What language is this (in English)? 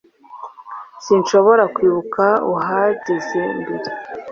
Kinyarwanda